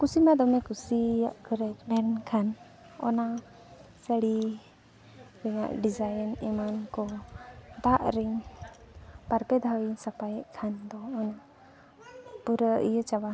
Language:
Santali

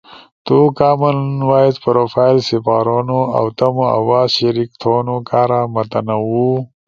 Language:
Ushojo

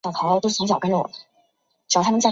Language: Chinese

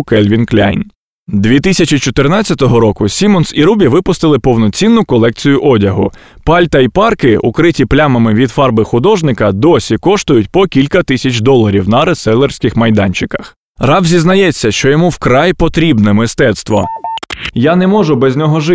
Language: Ukrainian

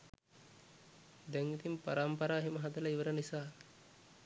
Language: Sinhala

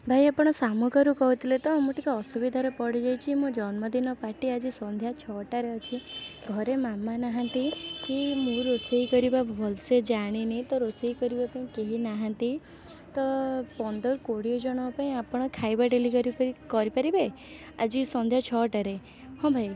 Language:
Odia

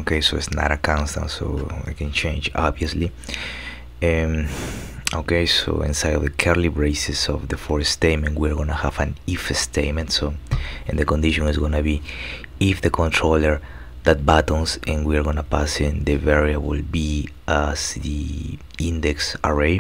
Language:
English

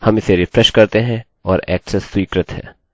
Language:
Hindi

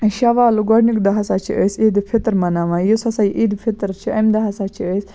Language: Kashmiri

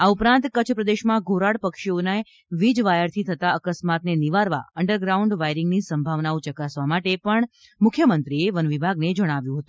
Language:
Gujarati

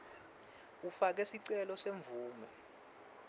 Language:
Swati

